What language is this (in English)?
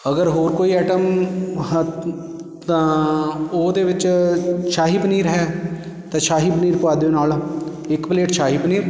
Punjabi